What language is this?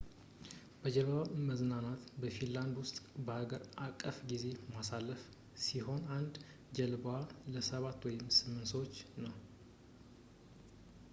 Amharic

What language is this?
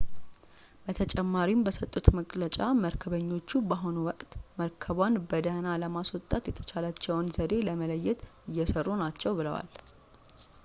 Amharic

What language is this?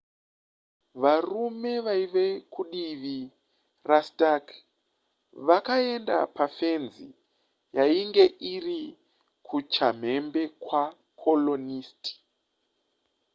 Shona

